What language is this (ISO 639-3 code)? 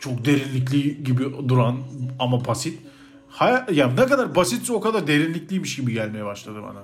tur